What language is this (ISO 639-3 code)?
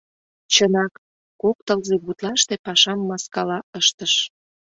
chm